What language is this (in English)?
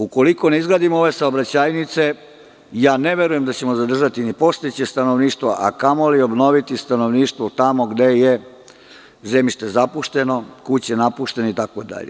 Serbian